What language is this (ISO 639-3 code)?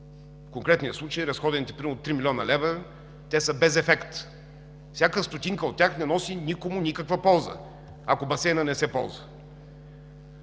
bul